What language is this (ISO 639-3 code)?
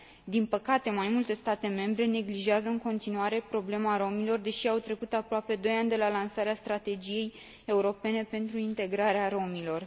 ron